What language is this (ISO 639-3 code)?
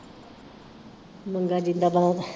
pan